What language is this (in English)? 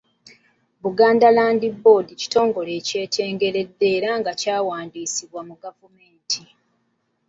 Ganda